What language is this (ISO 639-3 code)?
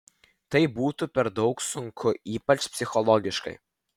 lit